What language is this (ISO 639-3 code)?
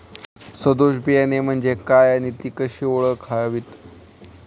mar